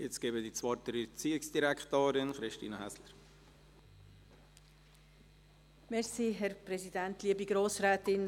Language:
Swiss German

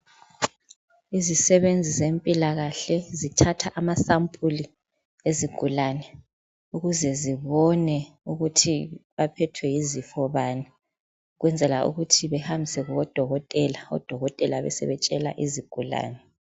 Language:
North Ndebele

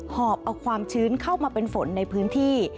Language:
Thai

